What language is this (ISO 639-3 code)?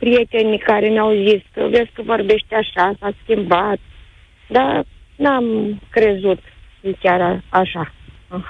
ron